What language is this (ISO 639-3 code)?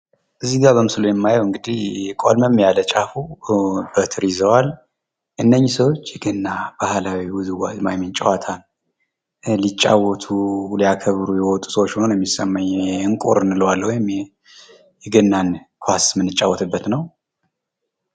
amh